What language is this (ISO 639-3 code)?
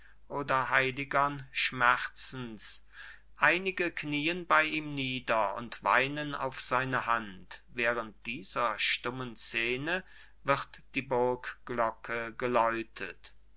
deu